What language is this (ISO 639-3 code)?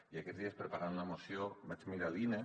cat